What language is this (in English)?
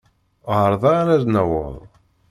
Kabyle